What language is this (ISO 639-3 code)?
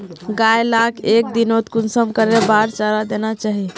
mag